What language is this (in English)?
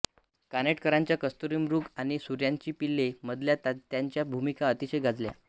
Marathi